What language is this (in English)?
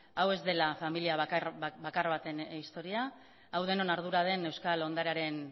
Basque